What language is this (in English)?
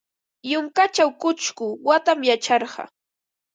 Ambo-Pasco Quechua